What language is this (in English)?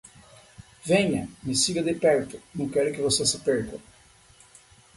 Portuguese